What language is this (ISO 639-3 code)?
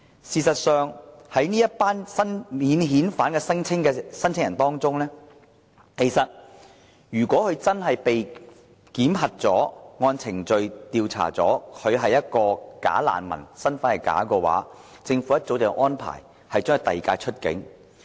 yue